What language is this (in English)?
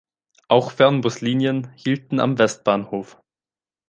German